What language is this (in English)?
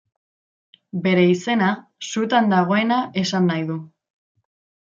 Basque